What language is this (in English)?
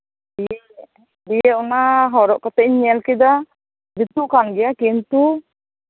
Santali